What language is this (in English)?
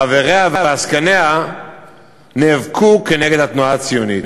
Hebrew